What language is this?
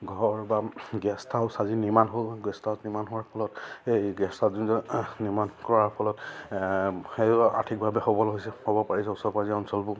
Assamese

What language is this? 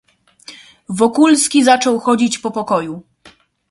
Polish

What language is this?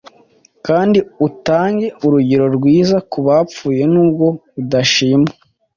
Kinyarwanda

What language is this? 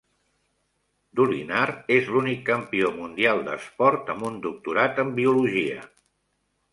Catalan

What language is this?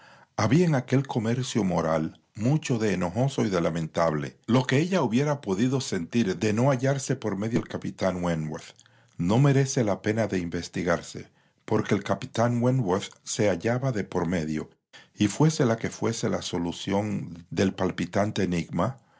Spanish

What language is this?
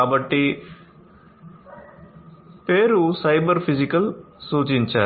Telugu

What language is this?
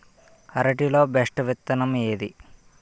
Telugu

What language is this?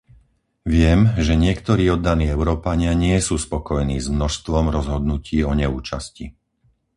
Slovak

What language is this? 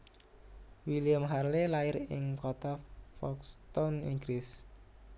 Javanese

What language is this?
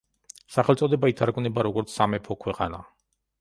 Georgian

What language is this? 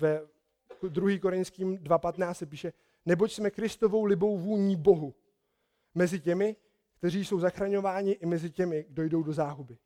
Czech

